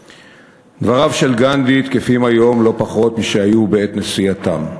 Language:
Hebrew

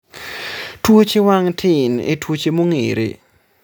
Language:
Luo (Kenya and Tanzania)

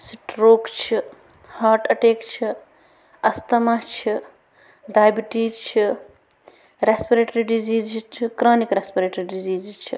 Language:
Kashmiri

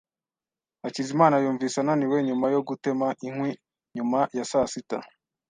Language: Kinyarwanda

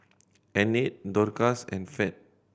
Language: English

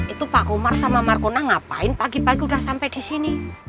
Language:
Indonesian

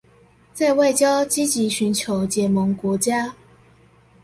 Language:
Chinese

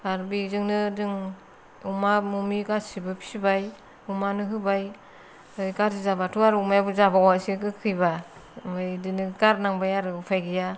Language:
Bodo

